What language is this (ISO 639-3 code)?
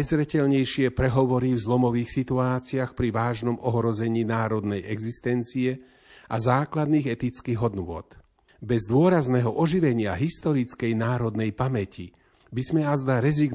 slk